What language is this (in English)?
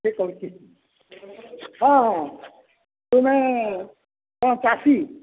Odia